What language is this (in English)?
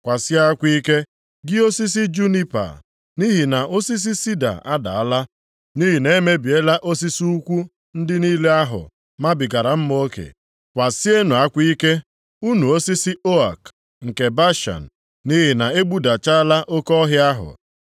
Igbo